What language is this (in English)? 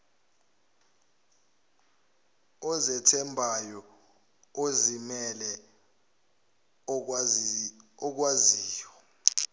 Zulu